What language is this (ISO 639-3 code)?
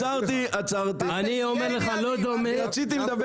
heb